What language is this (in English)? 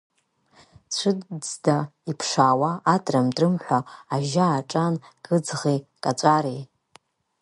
Abkhazian